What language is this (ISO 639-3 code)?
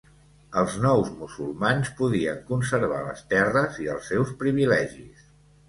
cat